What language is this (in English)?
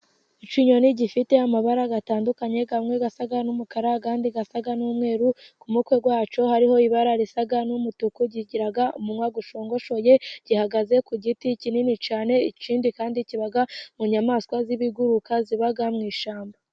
Kinyarwanda